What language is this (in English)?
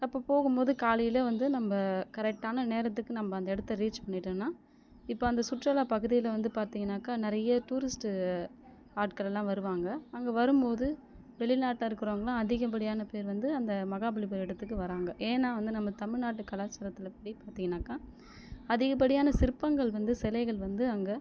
Tamil